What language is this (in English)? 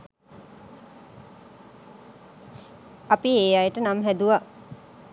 Sinhala